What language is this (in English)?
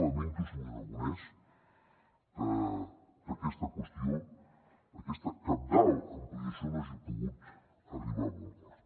Catalan